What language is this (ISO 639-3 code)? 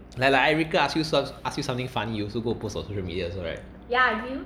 eng